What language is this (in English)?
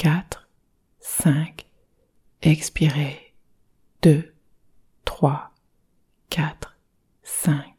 French